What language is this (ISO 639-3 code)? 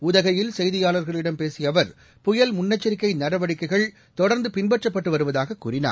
tam